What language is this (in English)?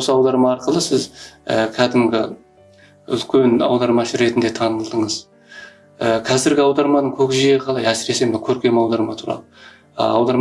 Turkish